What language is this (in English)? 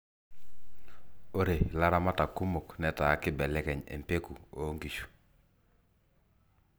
Masai